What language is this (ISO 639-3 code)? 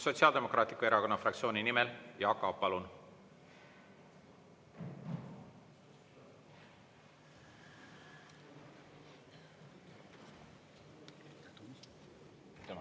est